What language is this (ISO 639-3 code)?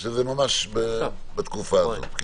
heb